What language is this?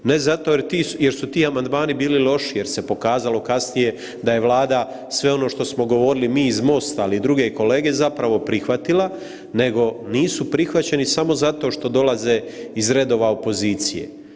Croatian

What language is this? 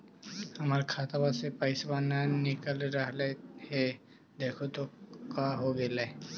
Magahi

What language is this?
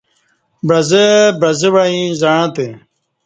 Kati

